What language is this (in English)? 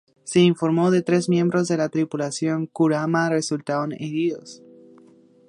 Spanish